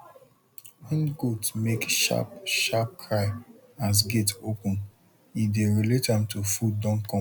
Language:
Nigerian Pidgin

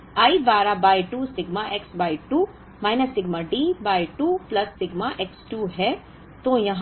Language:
Hindi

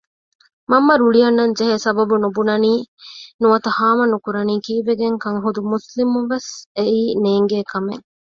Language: Divehi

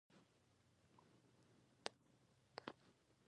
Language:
Pashto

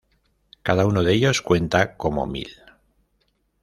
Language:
Spanish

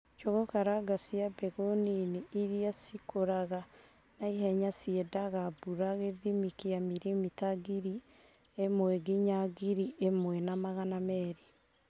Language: Kikuyu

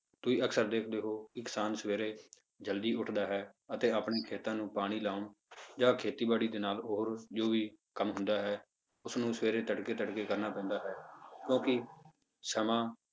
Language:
Punjabi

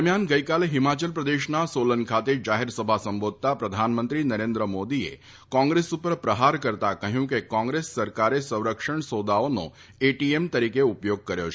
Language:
Gujarati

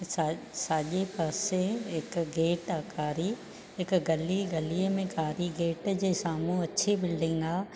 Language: Sindhi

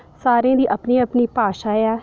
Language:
Dogri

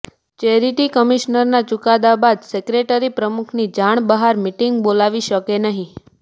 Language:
Gujarati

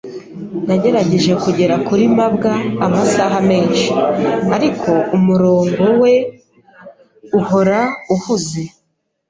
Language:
Kinyarwanda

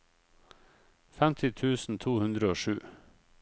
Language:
Norwegian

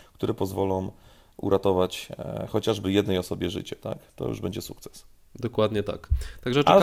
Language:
Polish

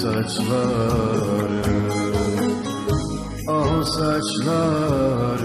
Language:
Turkish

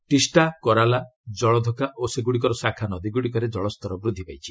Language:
Odia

